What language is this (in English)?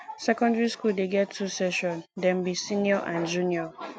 Nigerian Pidgin